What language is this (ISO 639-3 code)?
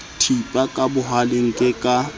sot